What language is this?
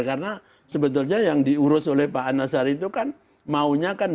Indonesian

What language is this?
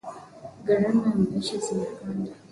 Swahili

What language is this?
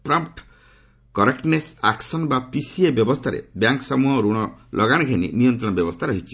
Odia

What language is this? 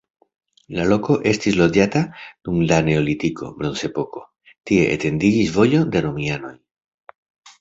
Esperanto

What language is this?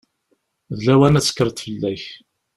Kabyle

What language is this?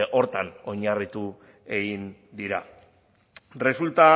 Basque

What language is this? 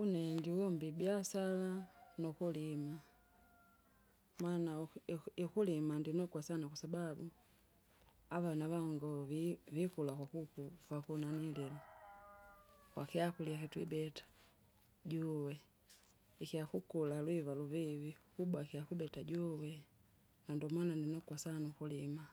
Kinga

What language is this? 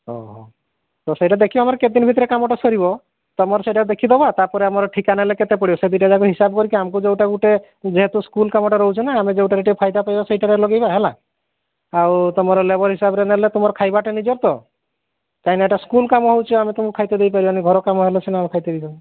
Odia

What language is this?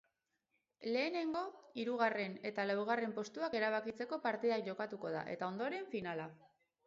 Basque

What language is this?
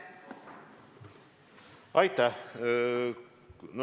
Estonian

